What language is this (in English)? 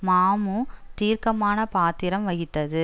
Tamil